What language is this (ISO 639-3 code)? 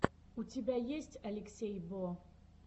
rus